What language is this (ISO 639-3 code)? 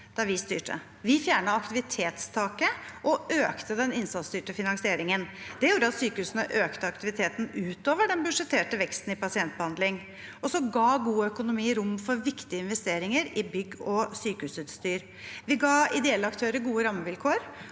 nor